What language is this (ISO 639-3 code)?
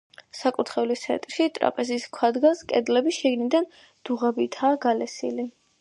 kat